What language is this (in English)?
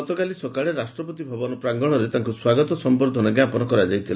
Odia